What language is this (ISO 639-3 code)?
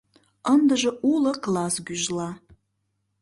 chm